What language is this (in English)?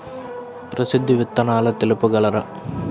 Telugu